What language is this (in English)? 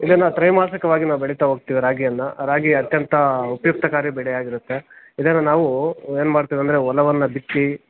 Kannada